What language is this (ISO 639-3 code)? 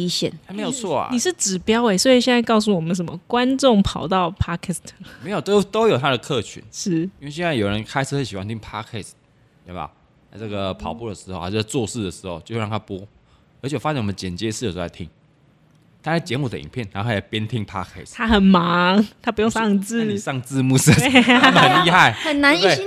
zho